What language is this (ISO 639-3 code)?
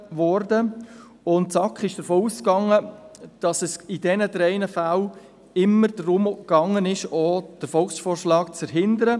gsw